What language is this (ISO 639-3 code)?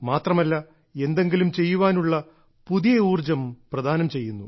mal